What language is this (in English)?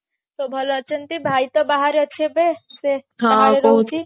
Odia